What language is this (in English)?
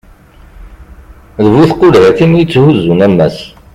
Kabyle